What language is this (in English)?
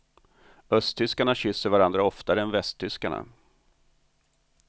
Swedish